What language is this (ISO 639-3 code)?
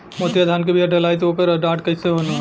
bho